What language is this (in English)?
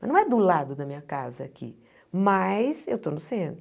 Portuguese